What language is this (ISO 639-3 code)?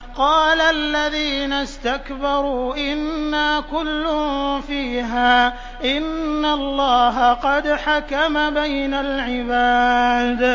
ara